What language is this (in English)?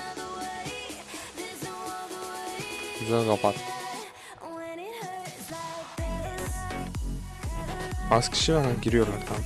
Turkish